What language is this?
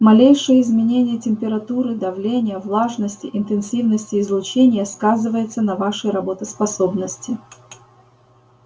Russian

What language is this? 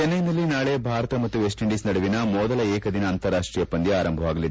Kannada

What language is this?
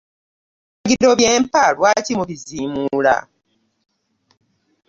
Ganda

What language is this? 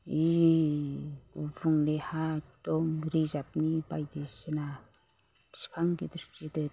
Bodo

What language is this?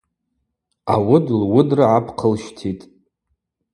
Abaza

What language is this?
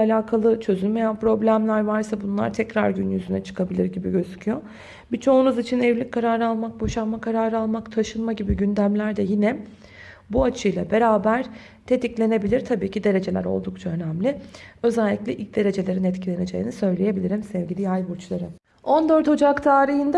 Turkish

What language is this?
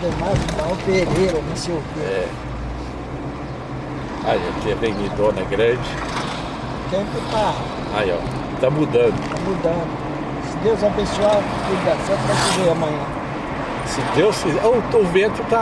Portuguese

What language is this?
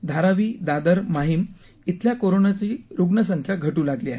Marathi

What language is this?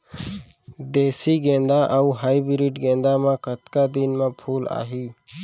Chhattisgarhi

